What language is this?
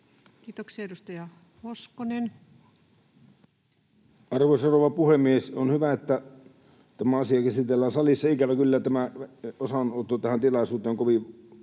Finnish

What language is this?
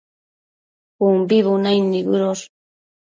Matsés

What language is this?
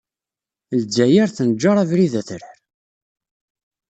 Kabyle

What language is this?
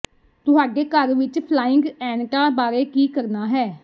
Punjabi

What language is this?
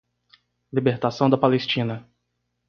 Portuguese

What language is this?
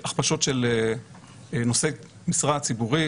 Hebrew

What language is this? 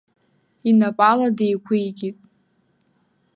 Abkhazian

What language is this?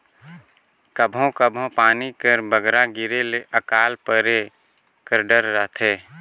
Chhattisgarhi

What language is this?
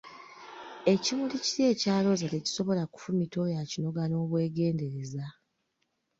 Ganda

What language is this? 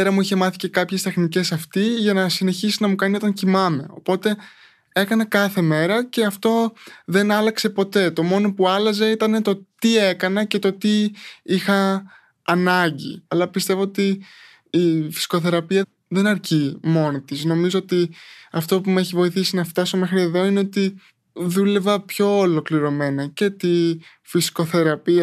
Greek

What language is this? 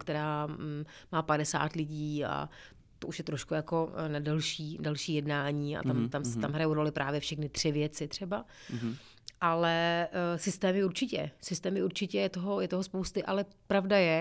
Czech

